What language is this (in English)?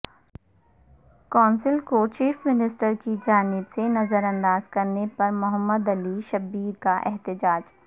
Urdu